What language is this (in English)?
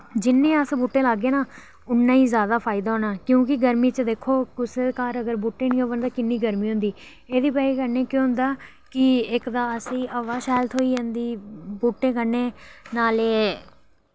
Dogri